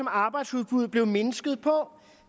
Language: Danish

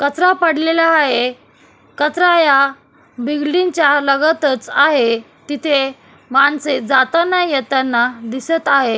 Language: Marathi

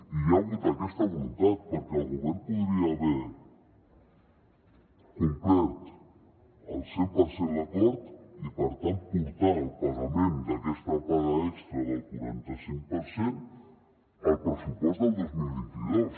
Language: Catalan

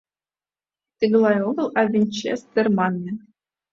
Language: Mari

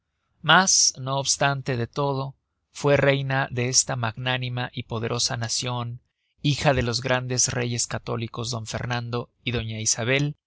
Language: Spanish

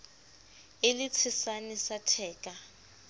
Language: Southern Sotho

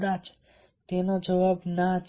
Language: Gujarati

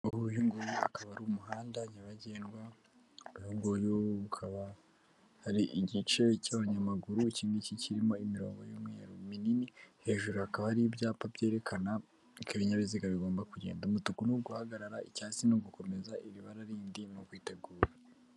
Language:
Kinyarwanda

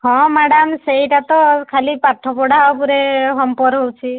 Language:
Odia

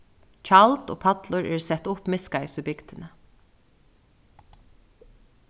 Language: Faroese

